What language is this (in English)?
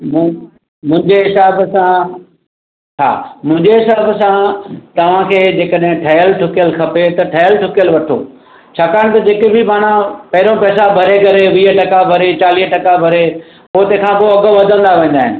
Sindhi